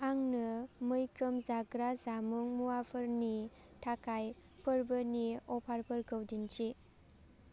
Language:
Bodo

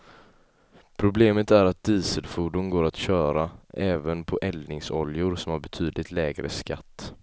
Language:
Swedish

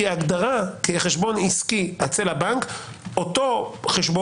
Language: Hebrew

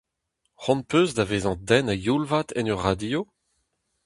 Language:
Breton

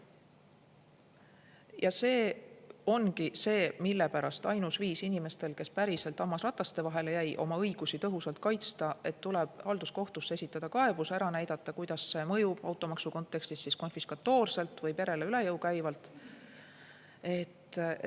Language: Estonian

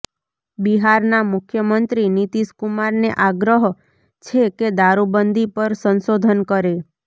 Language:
Gujarati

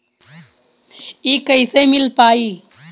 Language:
Bhojpuri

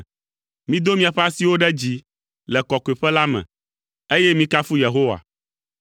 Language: Ewe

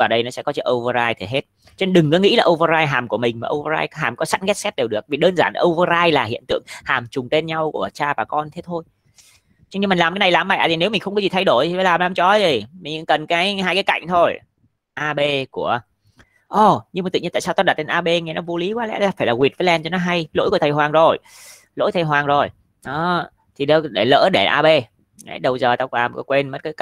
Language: Vietnamese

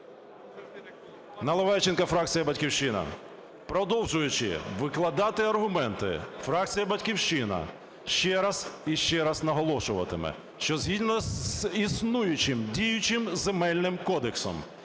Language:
Ukrainian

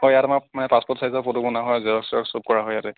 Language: Assamese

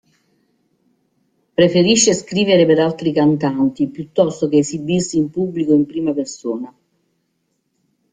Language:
Italian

